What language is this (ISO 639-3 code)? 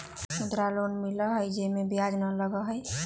mag